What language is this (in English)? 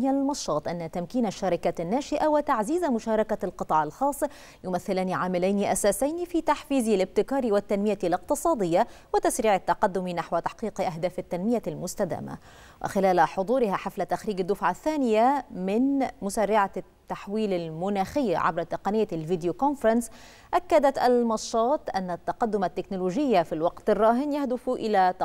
Arabic